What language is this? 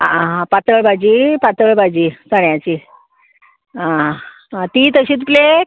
Konkani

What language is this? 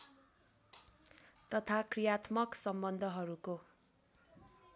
Nepali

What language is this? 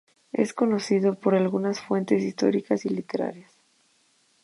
Spanish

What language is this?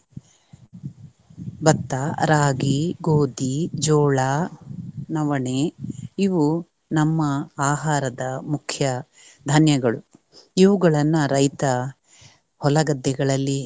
Kannada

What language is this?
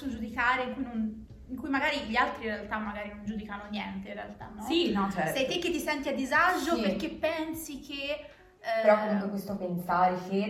Italian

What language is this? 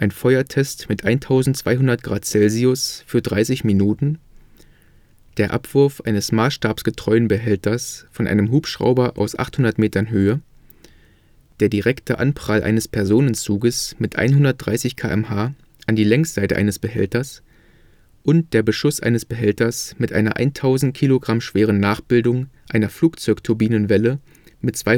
German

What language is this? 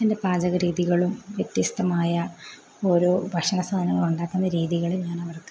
Malayalam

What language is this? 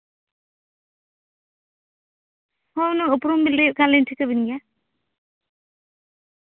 Santali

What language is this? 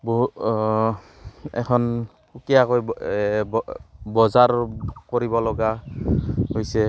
Assamese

